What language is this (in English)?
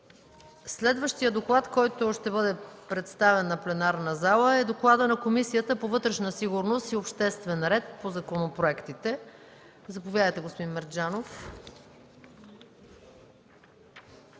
Bulgarian